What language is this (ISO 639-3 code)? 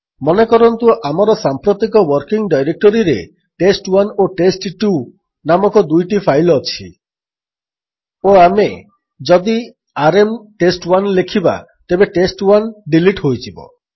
ori